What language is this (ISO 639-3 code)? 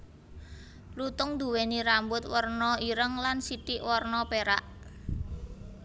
jav